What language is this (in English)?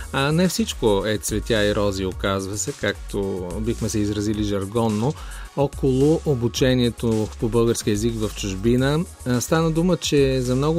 Bulgarian